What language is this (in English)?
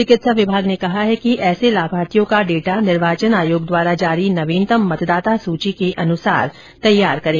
Hindi